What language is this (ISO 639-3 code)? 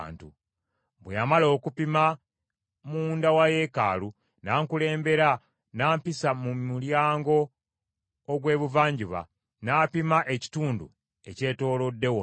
lug